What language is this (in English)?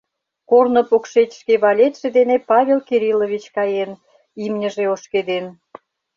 Mari